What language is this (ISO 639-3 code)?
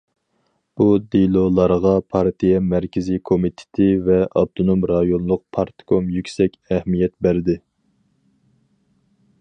uig